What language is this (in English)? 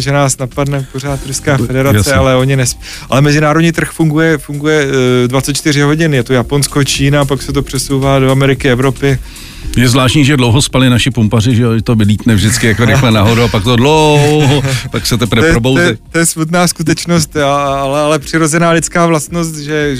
Czech